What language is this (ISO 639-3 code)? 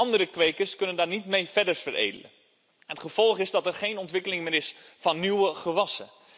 nld